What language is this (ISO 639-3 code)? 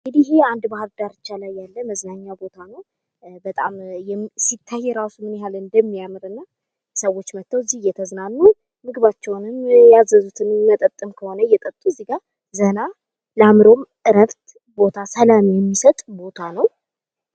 amh